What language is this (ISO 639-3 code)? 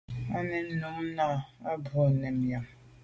byv